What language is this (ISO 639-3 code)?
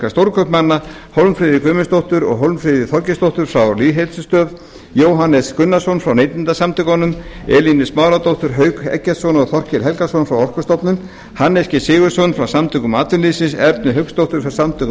isl